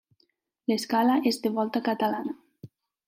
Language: Catalan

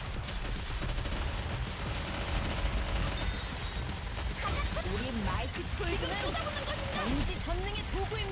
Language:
Korean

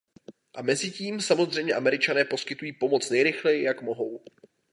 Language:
Czech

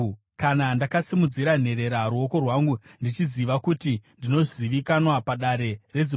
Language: Shona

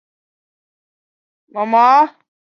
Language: Chinese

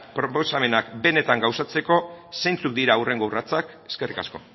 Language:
Basque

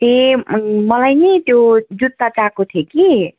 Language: Nepali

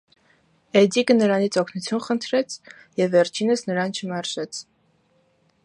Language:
Armenian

